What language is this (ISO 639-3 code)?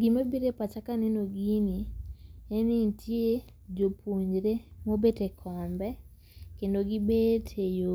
luo